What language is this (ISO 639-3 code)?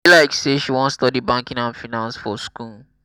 pcm